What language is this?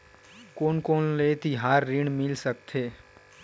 Chhattisgarhi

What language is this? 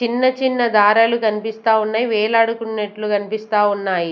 Telugu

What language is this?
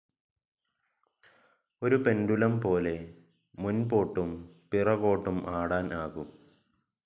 Malayalam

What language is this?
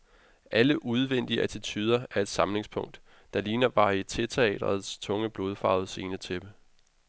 Danish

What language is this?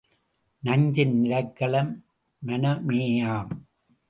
Tamil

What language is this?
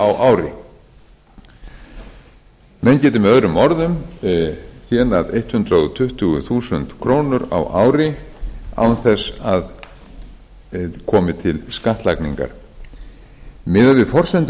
Icelandic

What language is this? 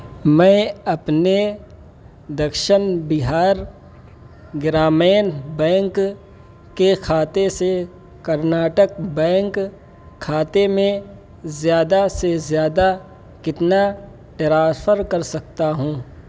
Urdu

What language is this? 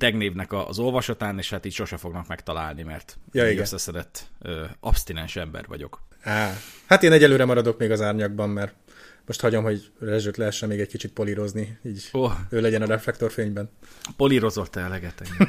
Hungarian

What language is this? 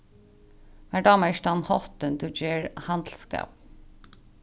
Faroese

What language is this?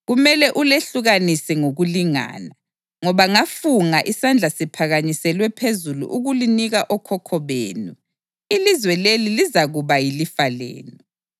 North Ndebele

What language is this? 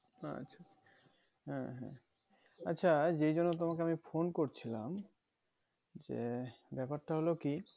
Bangla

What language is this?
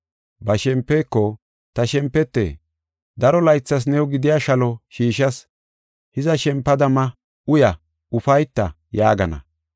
Gofa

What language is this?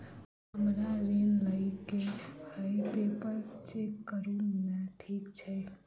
Maithili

